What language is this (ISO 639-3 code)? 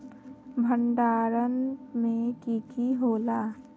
mag